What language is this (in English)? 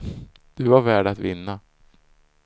Swedish